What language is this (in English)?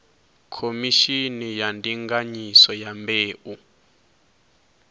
Venda